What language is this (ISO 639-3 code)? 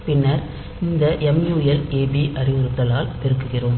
tam